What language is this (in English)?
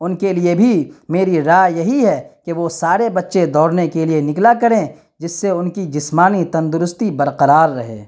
Urdu